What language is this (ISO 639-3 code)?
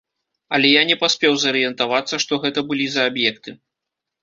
bel